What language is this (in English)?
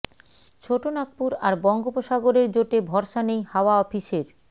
Bangla